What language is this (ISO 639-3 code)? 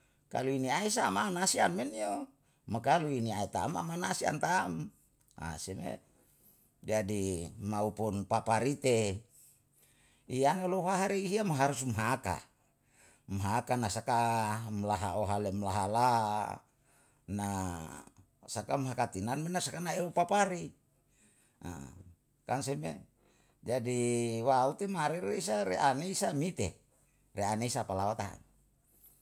jal